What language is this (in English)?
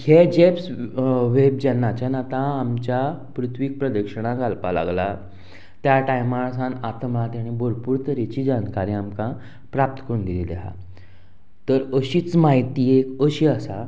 Konkani